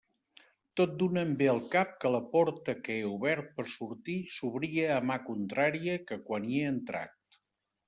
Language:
Catalan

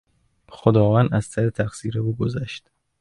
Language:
Persian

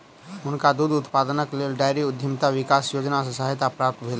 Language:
Maithili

